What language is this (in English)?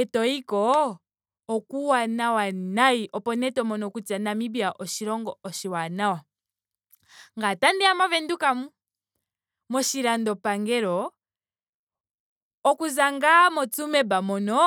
Ndonga